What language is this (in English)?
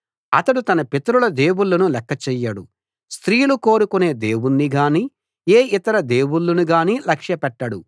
Telugu